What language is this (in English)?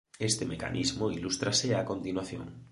Galician